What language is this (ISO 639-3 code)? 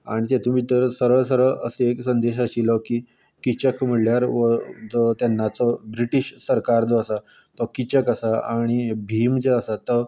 kok